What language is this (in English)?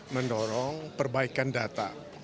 Indonesian